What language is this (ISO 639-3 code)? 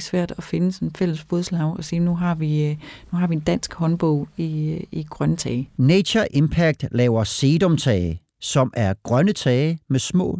dan